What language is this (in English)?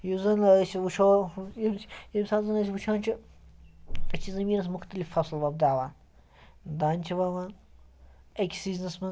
Kashmiri